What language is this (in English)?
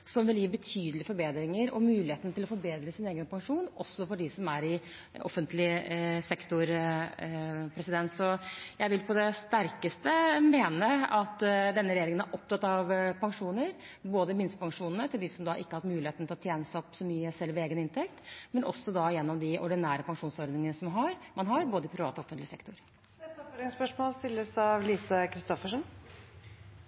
Norwegian